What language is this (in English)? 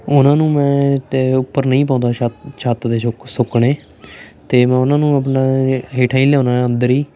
Punjabi